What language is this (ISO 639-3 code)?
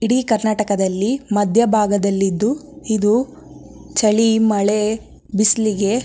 kan